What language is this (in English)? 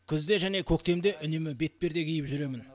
Kazakh